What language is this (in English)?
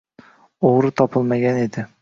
Uzbek